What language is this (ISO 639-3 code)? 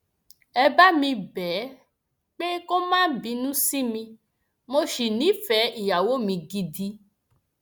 yor